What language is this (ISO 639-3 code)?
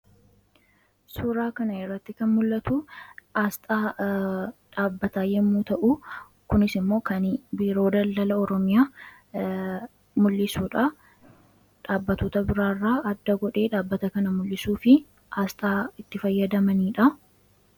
orm